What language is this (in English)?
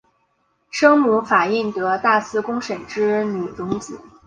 Chinese